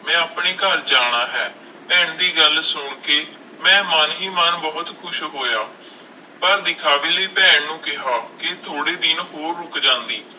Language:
Punjabi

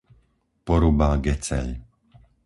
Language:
Slovak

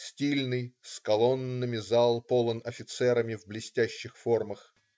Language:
Russian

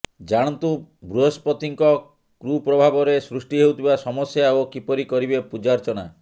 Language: Odia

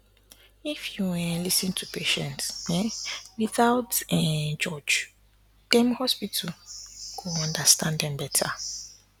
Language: Nigerian Pidgin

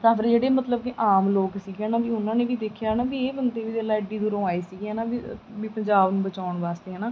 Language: Punjabi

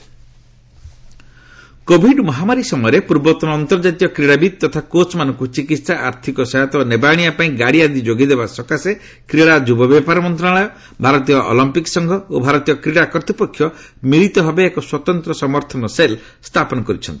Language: Odia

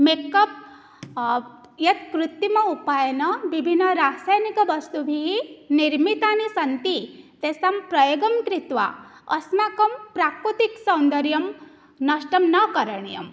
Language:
Sanskrit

